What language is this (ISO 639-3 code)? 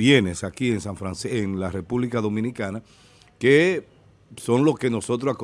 spa